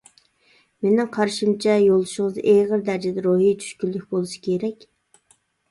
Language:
Uyghur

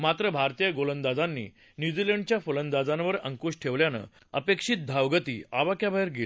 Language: Marathi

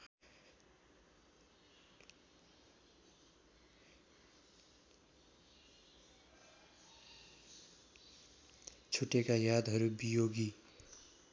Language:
Nepali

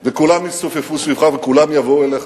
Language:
Hebrew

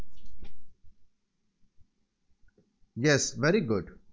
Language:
Marathi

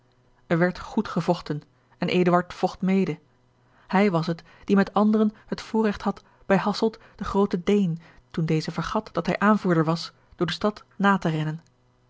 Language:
Dutch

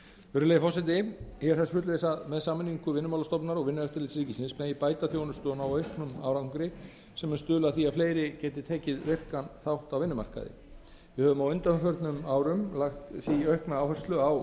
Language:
Icelandic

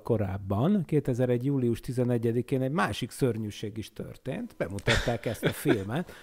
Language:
Hungarian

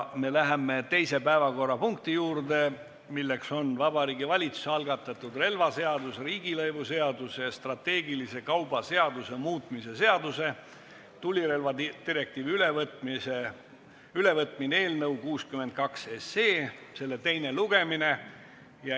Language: Estonian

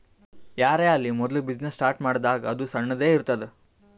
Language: Kannada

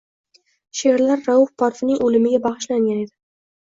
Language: Uzbek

